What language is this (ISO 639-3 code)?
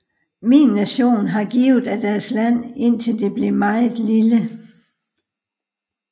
dan